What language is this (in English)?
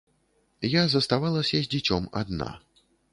Belarusian